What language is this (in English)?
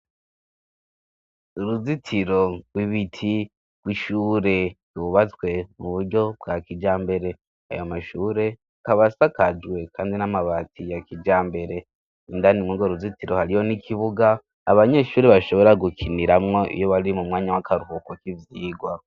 Rundi